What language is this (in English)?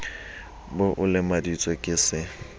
Southern Sotho